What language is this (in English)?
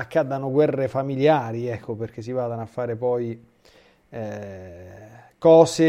Italian